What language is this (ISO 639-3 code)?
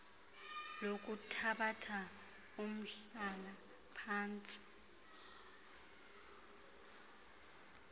xho